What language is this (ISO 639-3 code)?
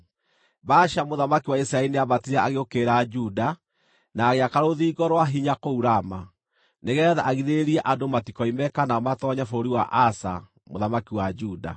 kik